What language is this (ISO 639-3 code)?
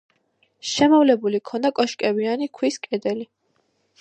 kat